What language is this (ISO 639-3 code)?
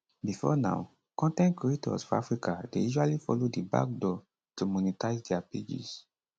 pcm